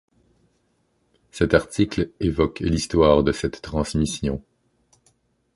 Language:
French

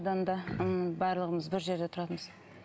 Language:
Kazakh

